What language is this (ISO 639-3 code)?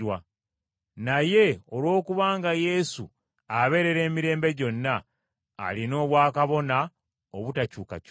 lug